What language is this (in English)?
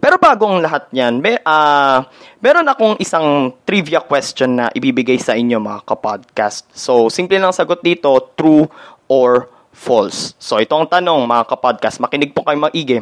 Filipino